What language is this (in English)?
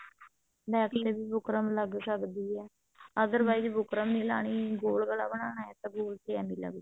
Punjabi